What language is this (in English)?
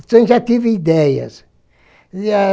Portuguese